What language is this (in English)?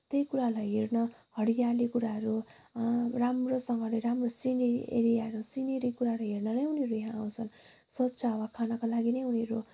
Nepali